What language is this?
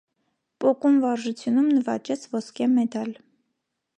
Armenian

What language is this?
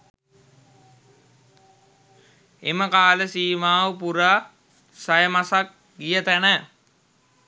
Sinhala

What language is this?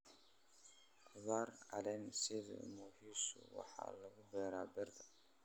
Somali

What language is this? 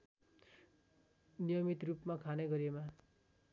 Nepali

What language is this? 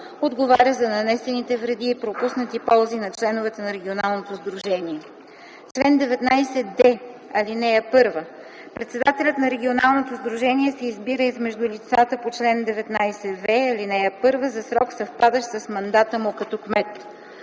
Bulgarian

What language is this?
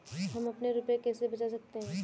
Hindi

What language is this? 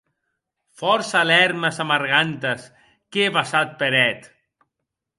Occitan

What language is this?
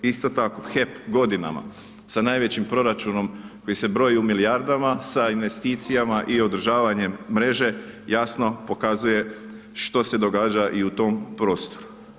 Croatian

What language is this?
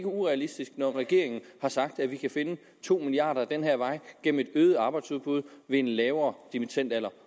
Danish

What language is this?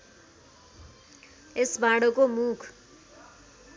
Nepali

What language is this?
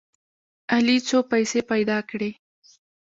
Pashto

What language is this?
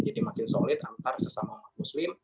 Indonesian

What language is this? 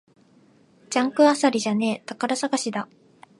Japanese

